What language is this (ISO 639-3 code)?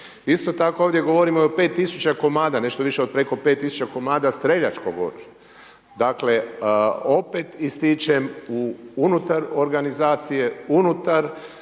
hrv